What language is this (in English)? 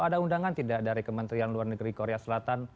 Indonesian